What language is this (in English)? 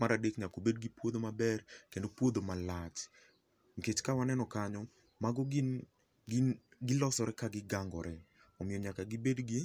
Luo (Kenya and Tanzania)